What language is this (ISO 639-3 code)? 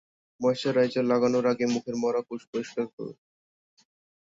ben